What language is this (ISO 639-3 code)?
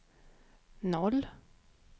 swe